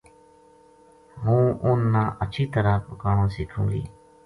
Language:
Gujari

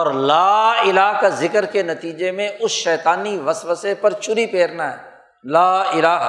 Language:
Urdu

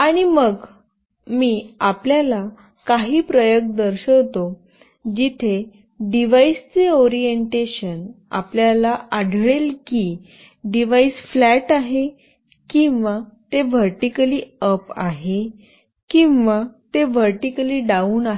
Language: Marathi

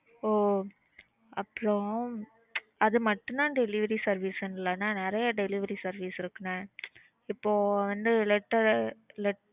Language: Tamil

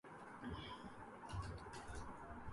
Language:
Urdu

